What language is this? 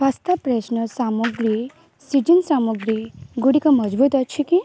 Odia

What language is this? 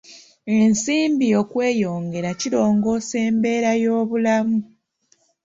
Ganda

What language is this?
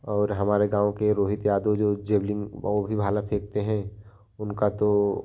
Hindi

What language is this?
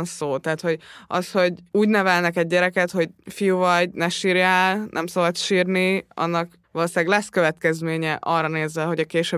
Hungarian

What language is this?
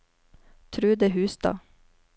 Norwegian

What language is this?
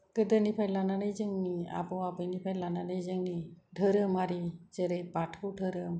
Bodo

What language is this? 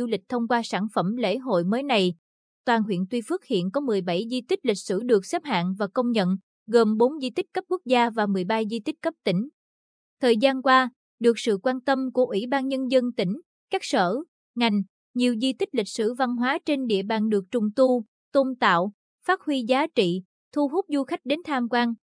Vietnamese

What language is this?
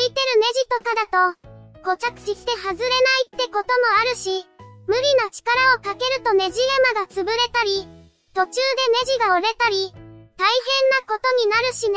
Japanese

